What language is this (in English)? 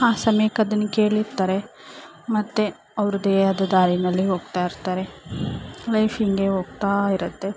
Kannada